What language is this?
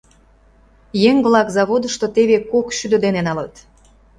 Mari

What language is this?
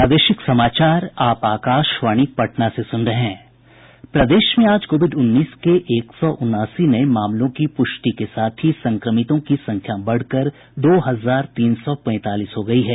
Hindi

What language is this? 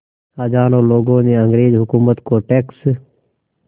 Hindi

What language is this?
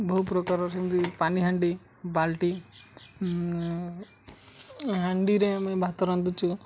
Odia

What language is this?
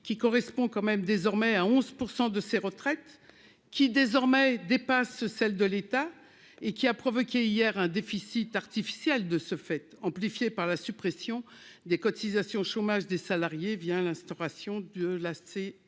French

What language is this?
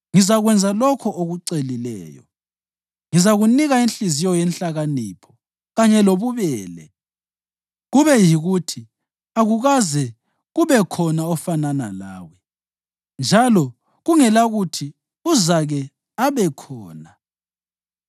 North Ndebele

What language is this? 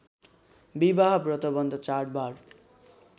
Nepali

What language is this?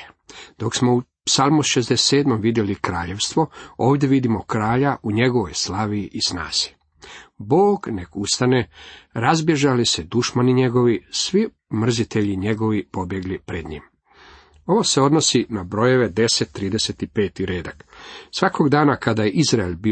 Croatian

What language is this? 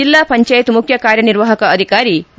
Kannada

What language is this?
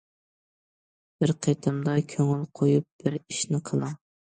Uyghur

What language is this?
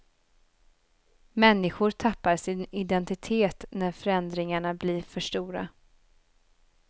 Swedish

